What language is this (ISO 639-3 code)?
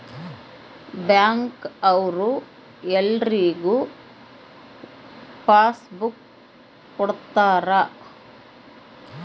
kan